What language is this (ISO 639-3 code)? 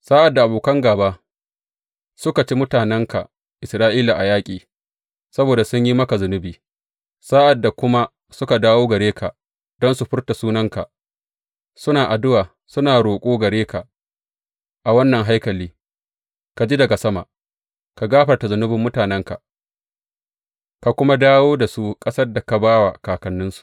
hau